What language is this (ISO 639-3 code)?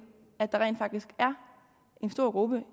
dan